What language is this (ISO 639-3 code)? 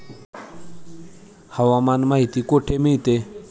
mar